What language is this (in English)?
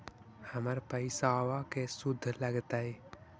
Magahi